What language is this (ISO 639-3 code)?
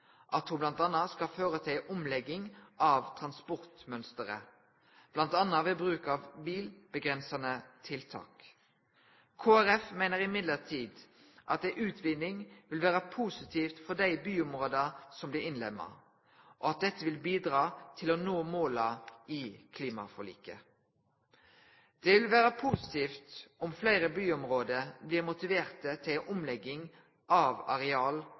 nno